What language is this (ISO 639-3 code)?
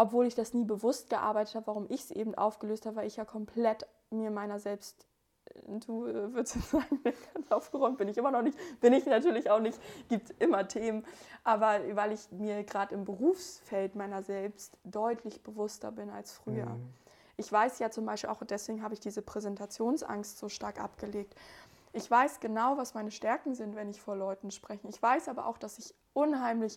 deu